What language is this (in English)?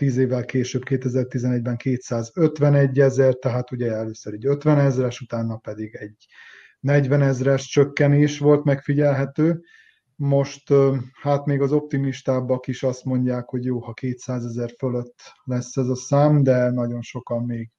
Hungarian